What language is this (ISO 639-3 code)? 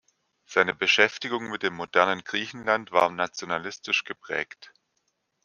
deu